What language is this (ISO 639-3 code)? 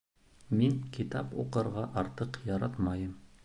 bak